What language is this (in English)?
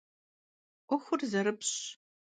Kabardian